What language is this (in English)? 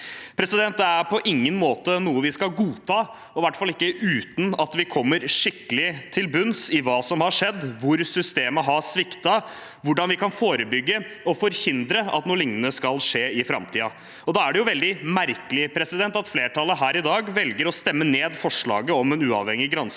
Norwegian